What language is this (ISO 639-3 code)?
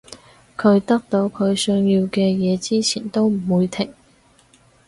yue